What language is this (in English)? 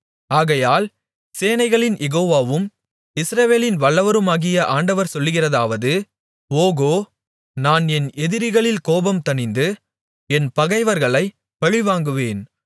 Tamil